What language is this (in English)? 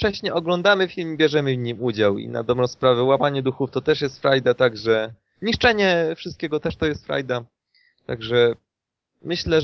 Polish